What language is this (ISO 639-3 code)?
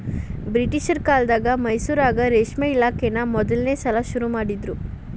kan